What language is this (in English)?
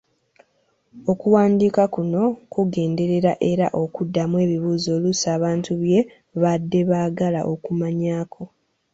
Ganda